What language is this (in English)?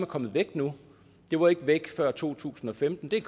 Danish